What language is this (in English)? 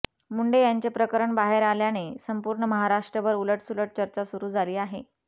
Marathi